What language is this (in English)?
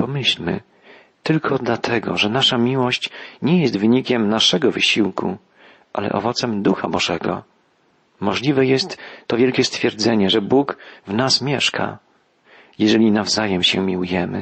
Polish